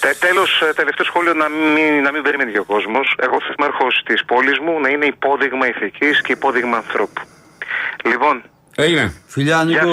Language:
Greek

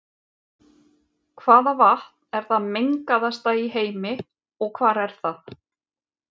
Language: Icelandic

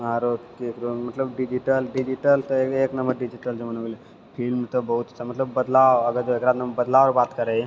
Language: Maithili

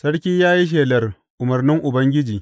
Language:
Hausa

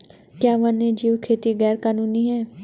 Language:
Hindi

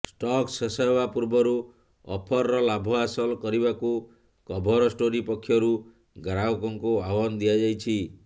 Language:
Odia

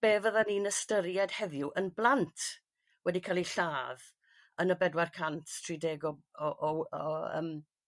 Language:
Welsh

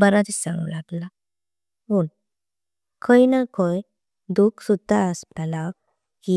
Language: Konkani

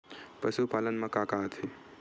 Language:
Chhattisgarhi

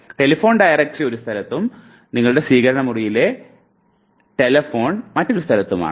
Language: Malayalam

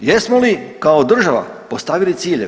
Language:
Croatian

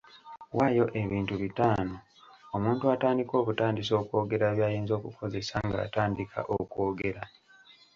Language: Ganda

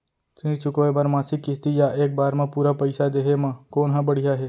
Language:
Chhattisgarhi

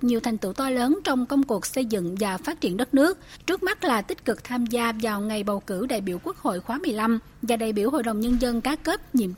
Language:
Vietnamese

